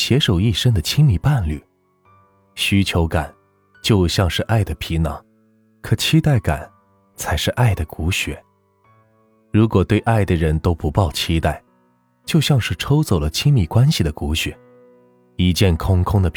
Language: Chinese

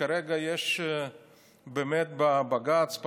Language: Hebrew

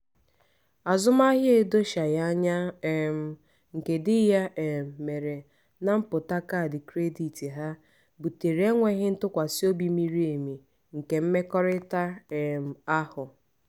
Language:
Igbo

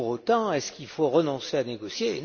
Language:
French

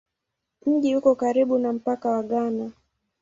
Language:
Swahili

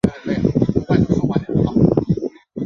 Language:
Chinese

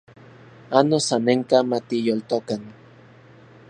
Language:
Central Puebla Nahuatl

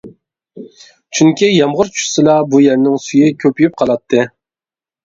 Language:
Uyghur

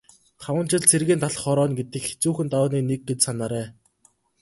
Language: Mongolian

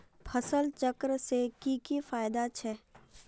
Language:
Magahi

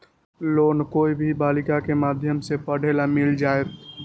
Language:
Magahi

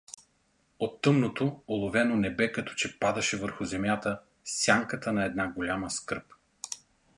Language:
Bulgarian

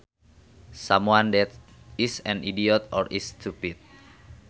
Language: Sundanese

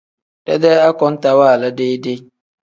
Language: Tem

